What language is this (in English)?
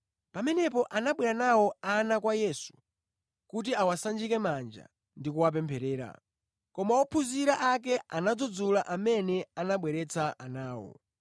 Nyanja